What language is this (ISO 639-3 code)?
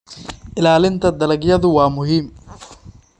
som